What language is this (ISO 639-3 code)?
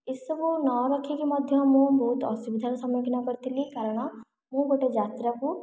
ori